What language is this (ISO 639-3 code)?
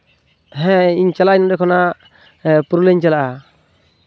sat